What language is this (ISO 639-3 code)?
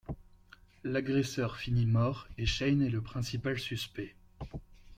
fra